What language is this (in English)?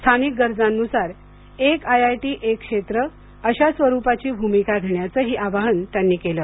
Marathi